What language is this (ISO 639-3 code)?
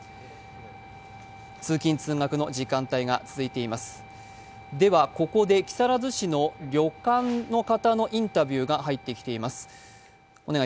jpn